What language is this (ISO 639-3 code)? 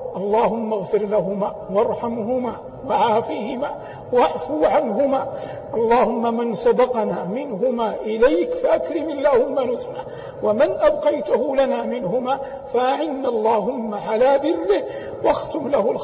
ara